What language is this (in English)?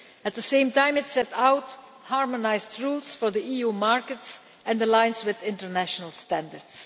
English